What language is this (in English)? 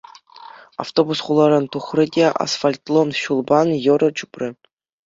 Chuvash